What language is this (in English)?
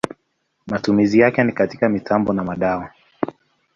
Swahili